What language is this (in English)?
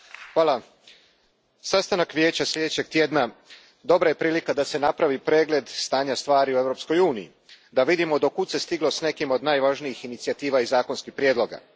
Croatian